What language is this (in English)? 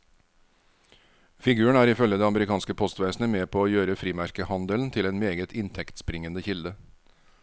Norwegian